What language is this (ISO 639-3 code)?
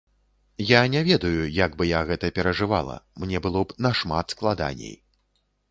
bel